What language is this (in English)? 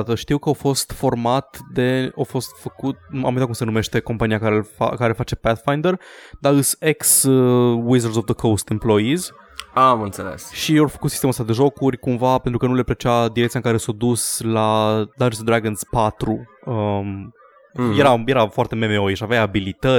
Romanian